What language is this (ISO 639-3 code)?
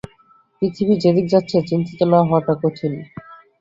ben